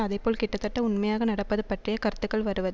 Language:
Tamil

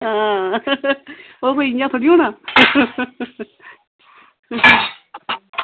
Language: Dogri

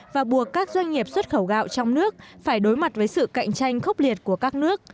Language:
Vietnamese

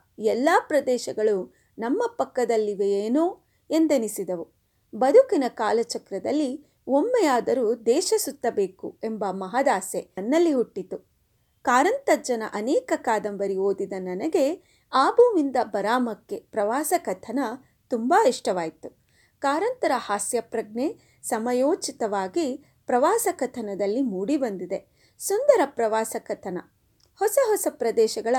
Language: Kannada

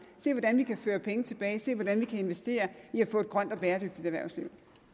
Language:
Danish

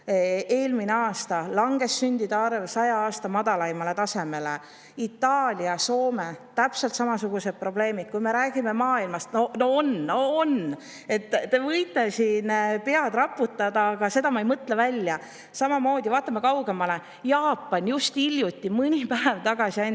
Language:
Estonian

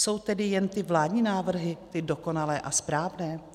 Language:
Czech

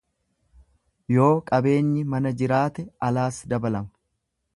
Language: Oromo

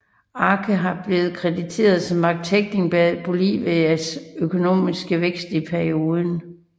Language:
Danish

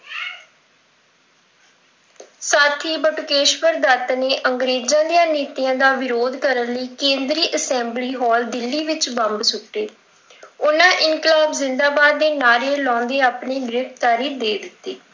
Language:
Punjabi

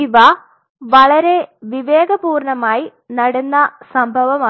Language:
Malayalam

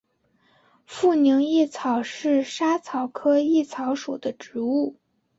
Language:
Chinese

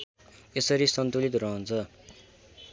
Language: Nepali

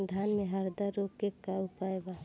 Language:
Bhojpuri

